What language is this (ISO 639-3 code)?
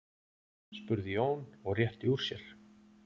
isl